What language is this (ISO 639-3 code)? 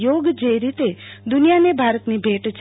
guj